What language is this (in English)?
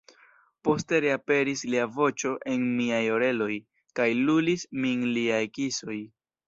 Esperanto